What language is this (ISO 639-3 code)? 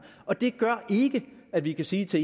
dan